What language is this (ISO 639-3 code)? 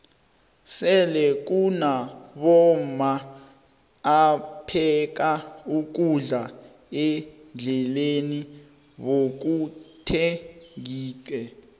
nbl